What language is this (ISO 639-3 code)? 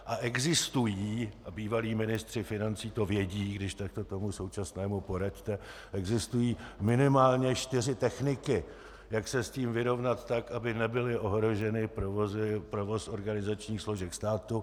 ces